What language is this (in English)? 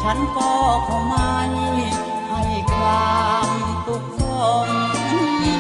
Thai